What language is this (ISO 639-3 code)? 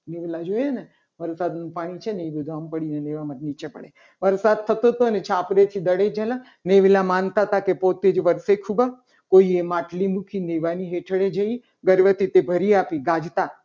guj